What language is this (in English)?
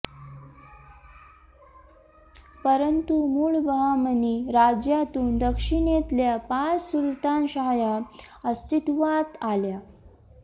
Marathi